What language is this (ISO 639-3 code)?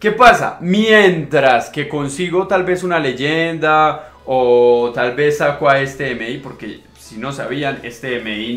spa